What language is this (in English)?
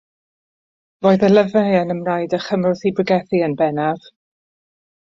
Welsh